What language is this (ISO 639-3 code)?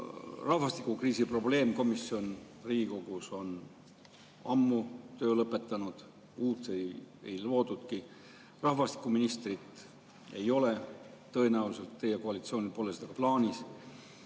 est